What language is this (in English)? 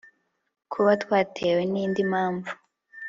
Kinyarwanda